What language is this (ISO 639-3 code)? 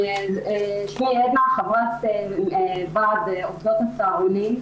heb